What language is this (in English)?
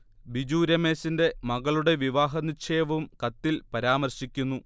Malayalam